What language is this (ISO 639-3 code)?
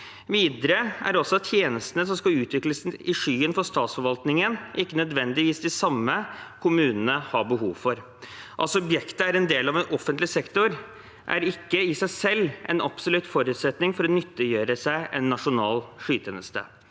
nor